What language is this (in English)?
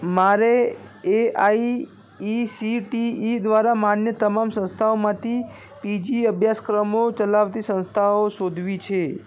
Gujarati